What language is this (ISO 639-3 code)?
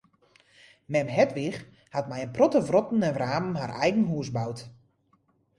fry